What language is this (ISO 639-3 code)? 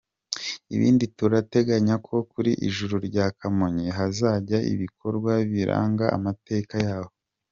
kin